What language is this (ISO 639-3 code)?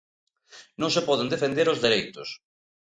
glg